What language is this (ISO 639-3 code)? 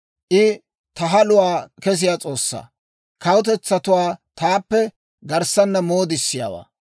dwr